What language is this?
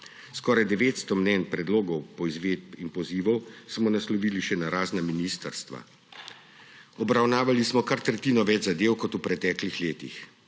Slovenian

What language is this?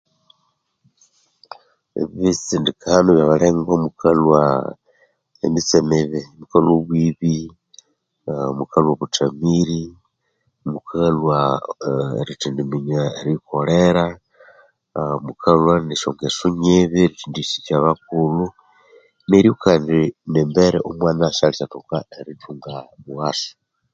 Konzo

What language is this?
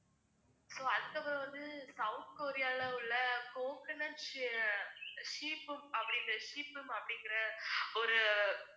Tamil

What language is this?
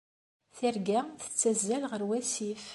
Kabyle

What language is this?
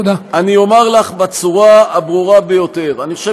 Hebrew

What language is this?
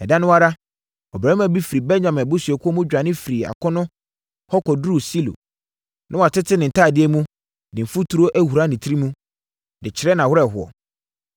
Akan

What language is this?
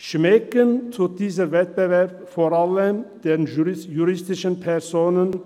Swiss German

